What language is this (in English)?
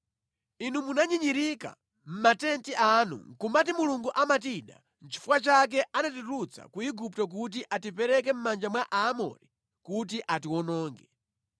Nyanja